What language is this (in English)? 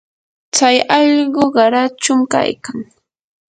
Yanahuanca Pasco Quechua